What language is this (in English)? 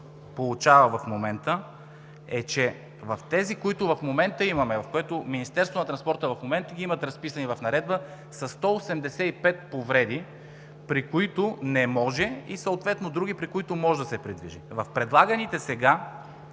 Bulgarian